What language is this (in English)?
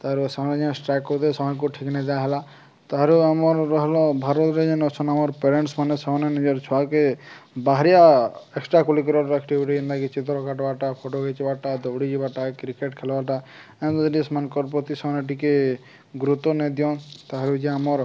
Odia